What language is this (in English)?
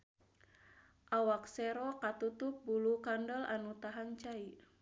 Sundanese